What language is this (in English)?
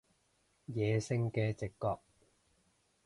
Cantonese